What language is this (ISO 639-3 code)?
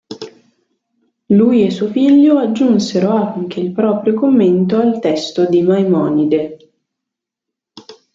ita